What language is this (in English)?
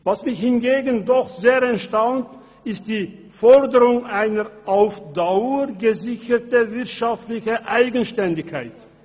Swiss German